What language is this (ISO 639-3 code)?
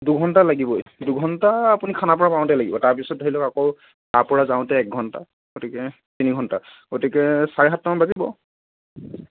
asm